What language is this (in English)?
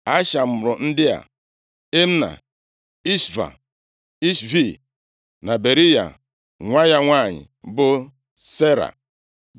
Igbo